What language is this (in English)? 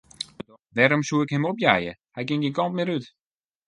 Western Frisian